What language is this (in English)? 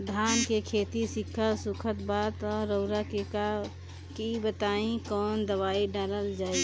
Bhojpuri